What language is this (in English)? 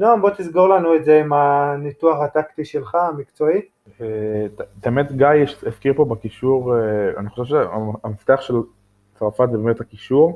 Hebrew